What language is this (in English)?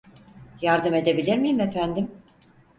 Turkish